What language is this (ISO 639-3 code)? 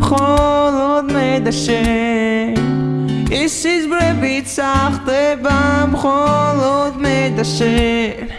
kat